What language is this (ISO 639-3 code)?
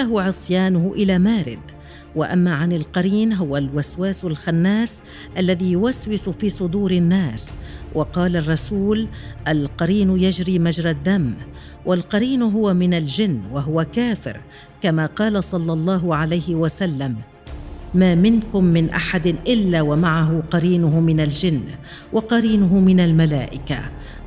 ara